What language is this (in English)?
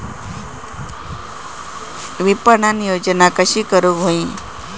Marathi